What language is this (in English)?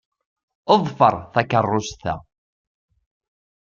Kabyle